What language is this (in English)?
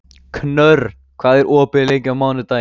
Icelandic